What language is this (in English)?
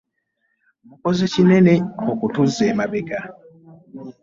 Ganda